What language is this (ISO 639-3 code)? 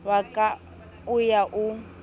sot